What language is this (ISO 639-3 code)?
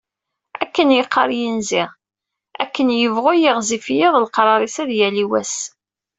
kab